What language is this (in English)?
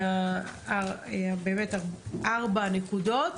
Hebrew